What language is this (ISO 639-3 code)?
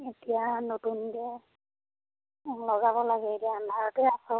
asm